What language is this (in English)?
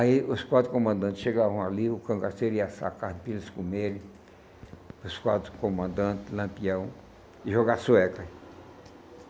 Portuguese